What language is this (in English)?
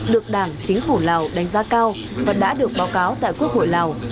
Vietnamese